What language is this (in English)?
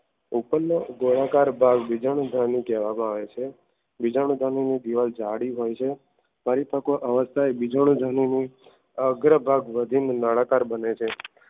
Gujarati